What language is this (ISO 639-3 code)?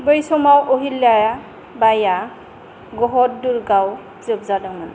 brx